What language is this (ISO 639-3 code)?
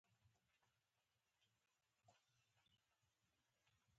pus